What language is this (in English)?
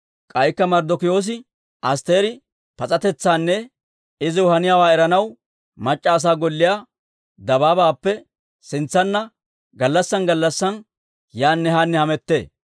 Dawro